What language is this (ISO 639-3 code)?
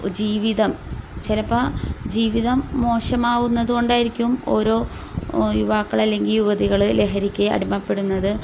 mal